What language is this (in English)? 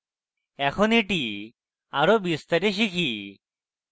Bangla